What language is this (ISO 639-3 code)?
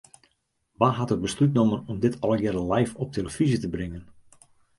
fry